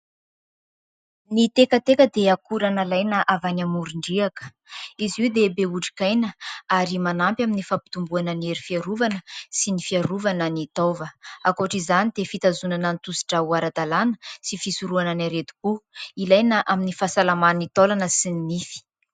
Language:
Malagasy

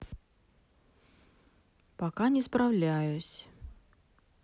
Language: Russian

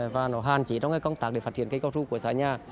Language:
Vietnamese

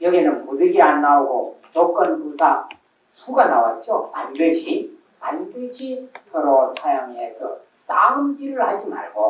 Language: Korean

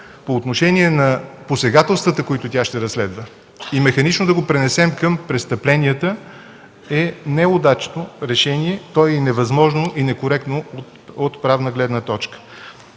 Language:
Bulgarian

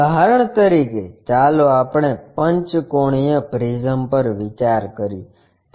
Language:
Gujarati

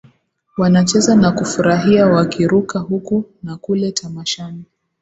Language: Swahili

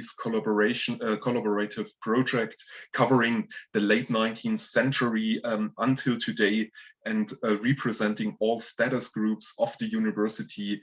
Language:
English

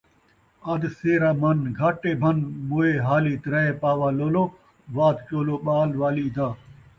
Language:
Saraiki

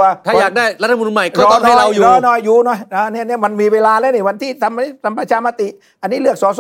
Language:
Thai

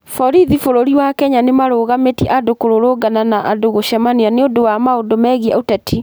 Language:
Kikuyu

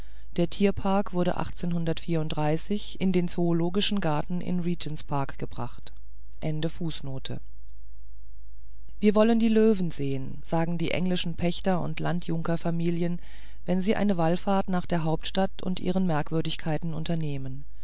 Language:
German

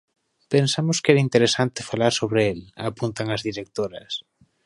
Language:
Galician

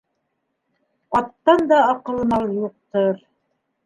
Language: Bashkir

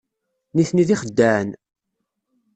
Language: Kabyle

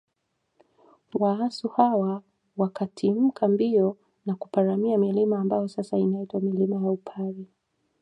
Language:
Swahili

